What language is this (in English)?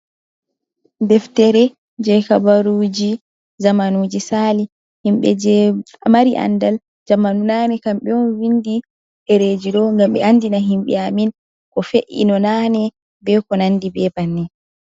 Fula